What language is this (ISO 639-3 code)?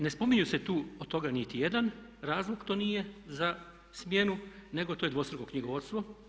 hrv